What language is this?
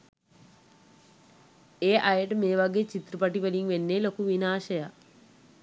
Sinhala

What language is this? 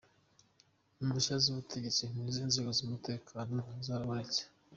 Kinyarwanda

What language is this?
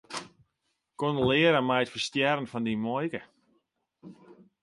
Western Frisian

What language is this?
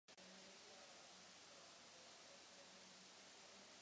Czech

